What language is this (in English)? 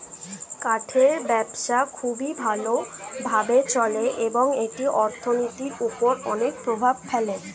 Bangla